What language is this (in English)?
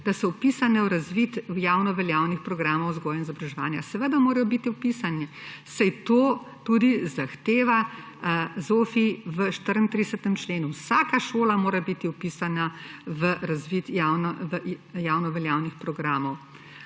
Slovenian